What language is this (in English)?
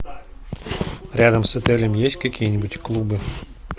Russian